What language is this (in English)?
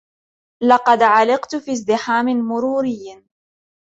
Arabic